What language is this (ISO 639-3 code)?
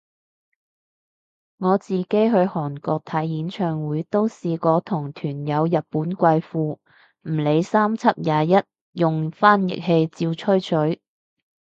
yue